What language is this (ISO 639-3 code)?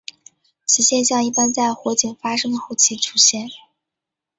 zho